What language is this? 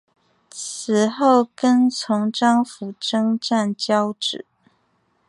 Chinese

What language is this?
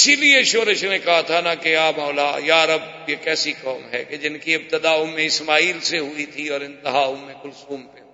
Urdu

